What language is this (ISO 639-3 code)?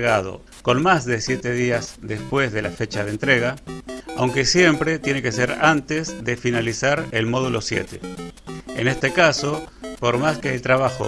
spa